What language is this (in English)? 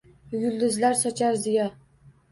Uzbek